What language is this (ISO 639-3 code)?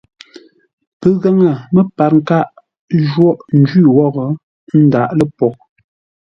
nla